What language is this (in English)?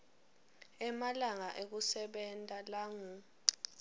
Swati